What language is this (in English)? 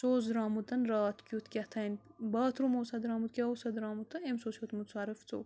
Kashmiri